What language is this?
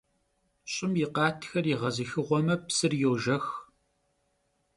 Kabardian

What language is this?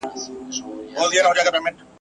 Pashto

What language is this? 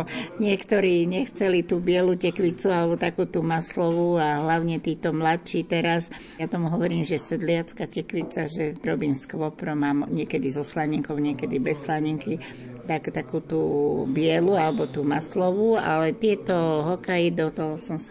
Slovak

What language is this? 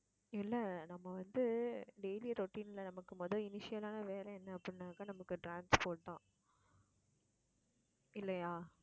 Tamil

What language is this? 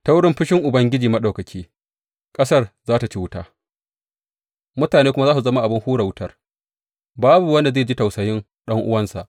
Hausa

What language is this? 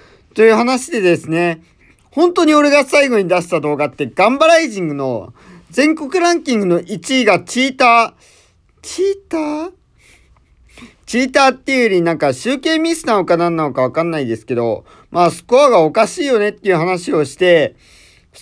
Japanese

